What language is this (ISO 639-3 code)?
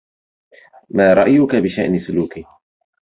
ara